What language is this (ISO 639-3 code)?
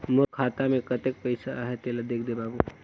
hne